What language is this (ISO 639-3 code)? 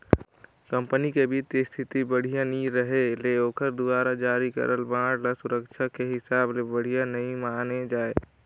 hne